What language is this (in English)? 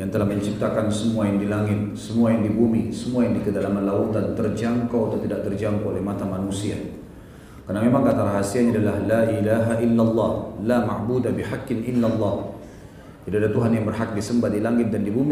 Indonesian